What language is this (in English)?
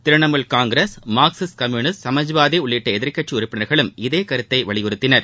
Tamil